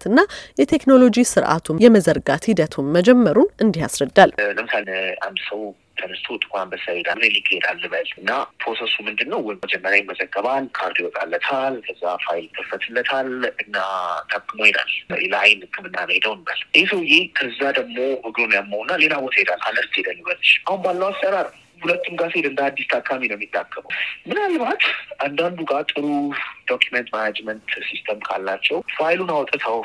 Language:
Amharic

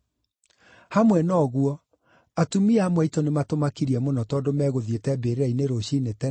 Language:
Kikuyu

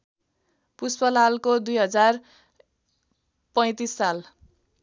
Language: Nepali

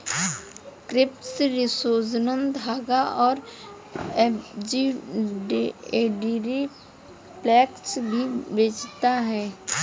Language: Hindi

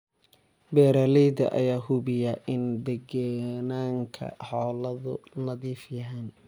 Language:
Somali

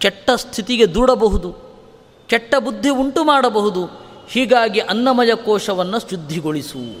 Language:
Kannada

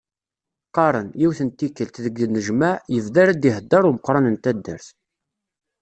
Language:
Kabyle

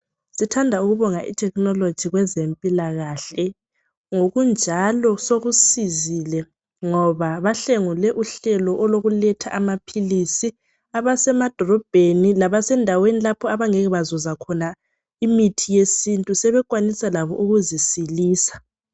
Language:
North Ndebele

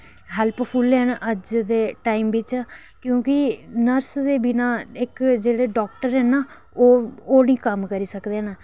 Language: Dogri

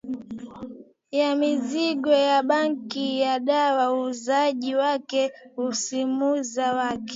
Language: Swahili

